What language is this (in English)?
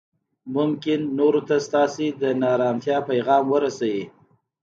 Pashto